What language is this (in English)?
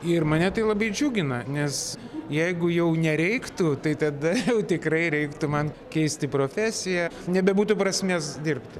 Lithuanian